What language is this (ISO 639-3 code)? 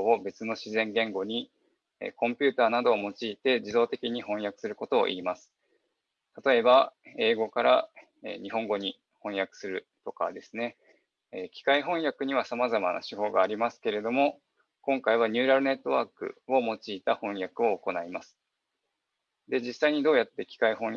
jpn